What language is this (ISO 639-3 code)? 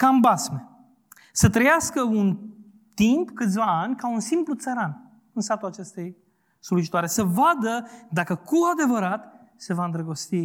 ron